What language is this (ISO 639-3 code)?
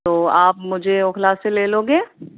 urd